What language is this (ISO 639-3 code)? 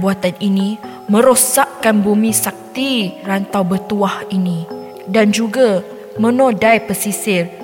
msa